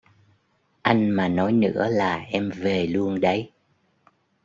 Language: Vietnamese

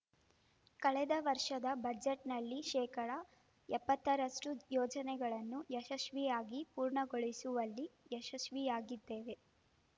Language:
Kannada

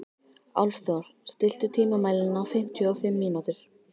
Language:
Icelandic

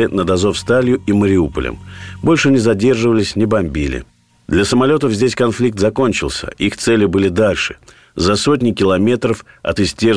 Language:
Russian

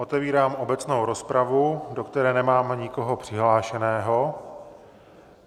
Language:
Czech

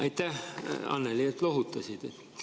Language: Estonian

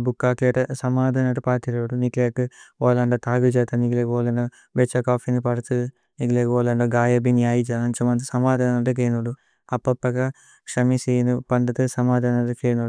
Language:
Tulu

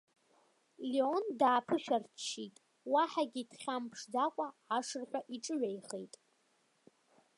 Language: Abkhazian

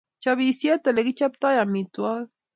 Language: Kalenjin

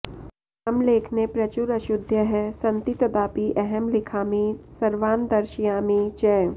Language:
Sanskrit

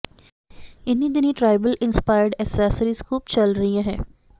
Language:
Punjabi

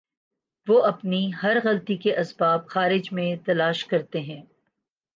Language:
Urdu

